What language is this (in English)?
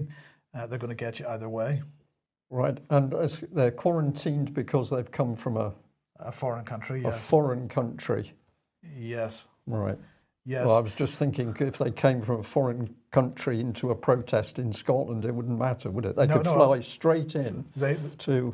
English